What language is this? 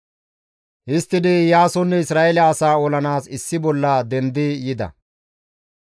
Gamo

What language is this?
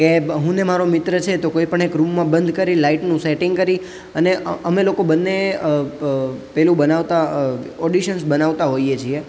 Gujarati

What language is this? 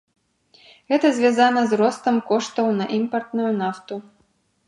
Belarusian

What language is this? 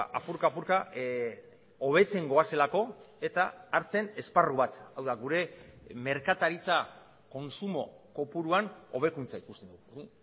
Basque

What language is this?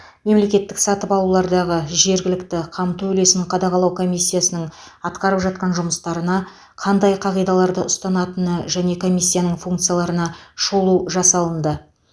Kazakh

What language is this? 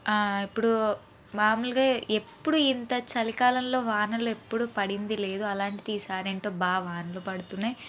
Telugu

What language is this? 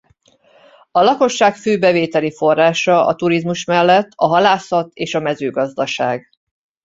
Hungarian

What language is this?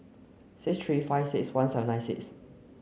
English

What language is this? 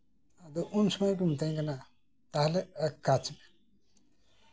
Santali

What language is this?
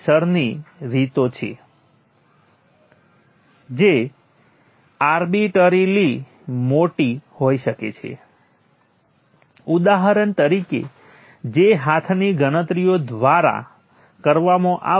Gujarati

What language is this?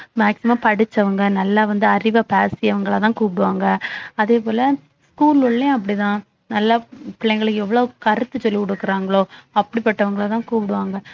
Tamil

